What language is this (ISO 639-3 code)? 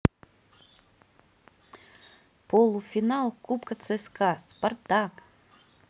rus